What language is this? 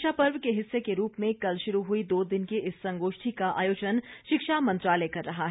Hindi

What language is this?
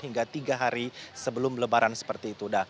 Indonesian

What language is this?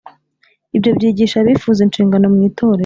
Kinyarwanda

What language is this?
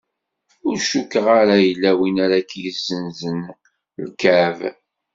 Kabyle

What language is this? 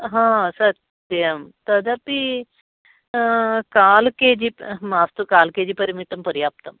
Sanskrit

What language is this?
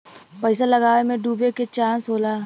Bhojpuri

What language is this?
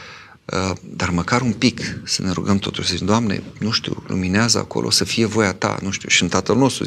Romanian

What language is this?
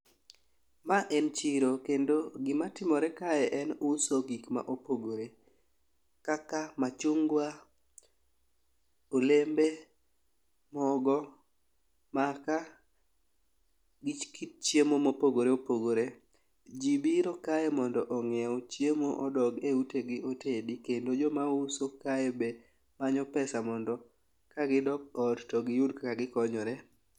Luo (Kenya and Tanzania)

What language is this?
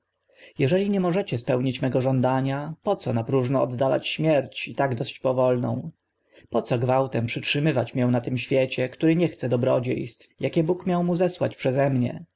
Polish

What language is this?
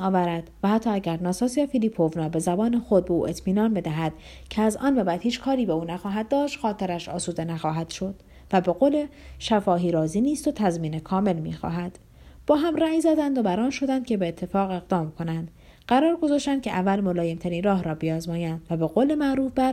Persian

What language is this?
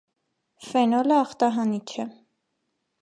Armenian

